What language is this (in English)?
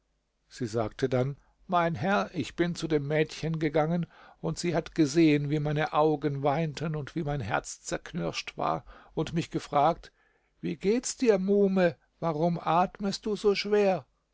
German